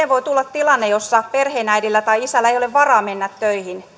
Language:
Finnish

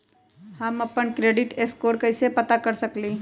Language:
Magahi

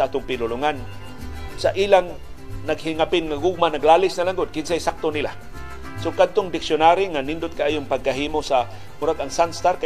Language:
Filipino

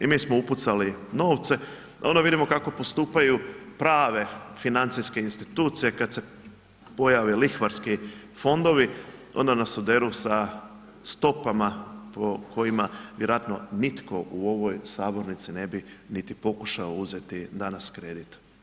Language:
Croatian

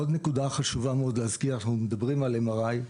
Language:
Hebrew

